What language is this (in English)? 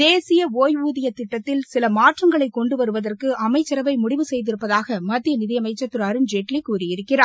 Tamil